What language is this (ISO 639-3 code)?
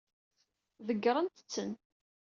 kab